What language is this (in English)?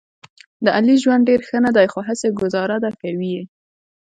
Pashto